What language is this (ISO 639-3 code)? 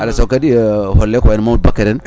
ful